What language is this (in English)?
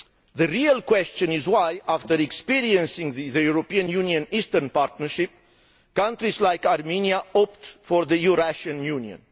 English